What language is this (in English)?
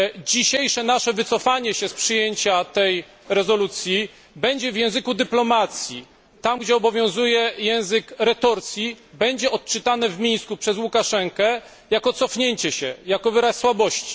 Polish